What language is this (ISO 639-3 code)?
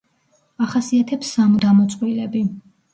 kat